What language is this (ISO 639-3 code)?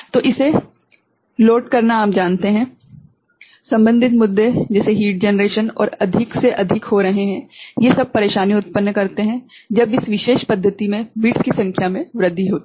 hin